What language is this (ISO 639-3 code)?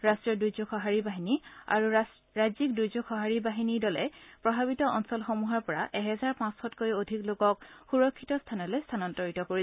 asm